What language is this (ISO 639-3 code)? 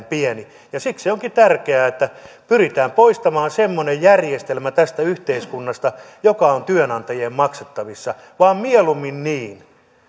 fin